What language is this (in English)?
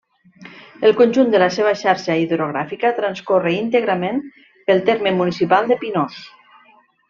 Catalan